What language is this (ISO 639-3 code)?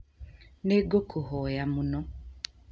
kik